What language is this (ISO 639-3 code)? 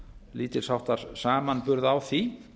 isl